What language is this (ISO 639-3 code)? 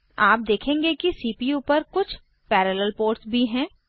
hin